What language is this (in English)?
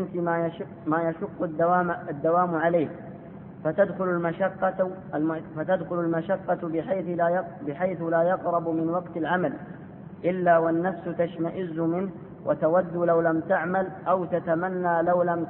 Arabic